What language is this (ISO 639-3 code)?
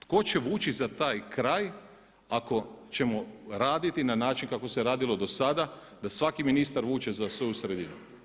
hrv